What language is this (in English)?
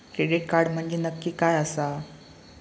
Marathi